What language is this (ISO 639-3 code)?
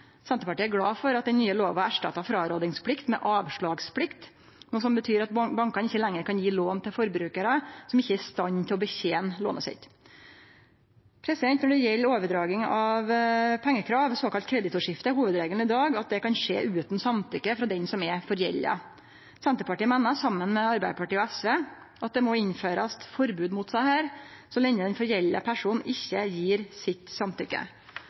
nno